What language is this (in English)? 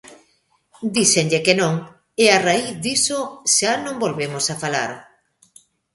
Galician